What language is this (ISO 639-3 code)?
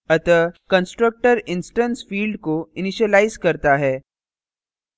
hin